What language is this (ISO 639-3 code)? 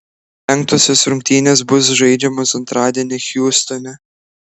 lit